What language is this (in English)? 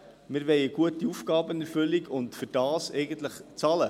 Swiss German